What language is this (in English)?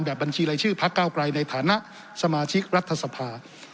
Thai